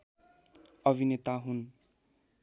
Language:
Nepali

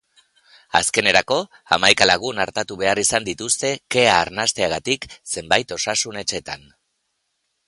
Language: Basque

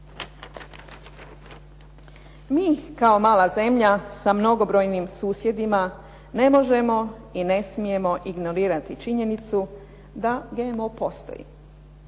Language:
Croatian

